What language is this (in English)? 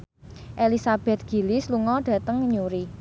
Javanese